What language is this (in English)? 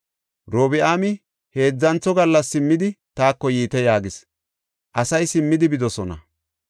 Gofa